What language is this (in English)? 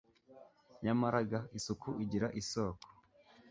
Kinyarwanda